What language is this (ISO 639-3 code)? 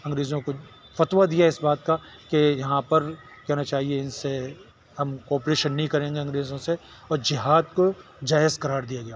urd